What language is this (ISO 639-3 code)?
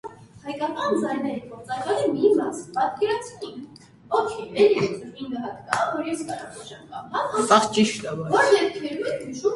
hye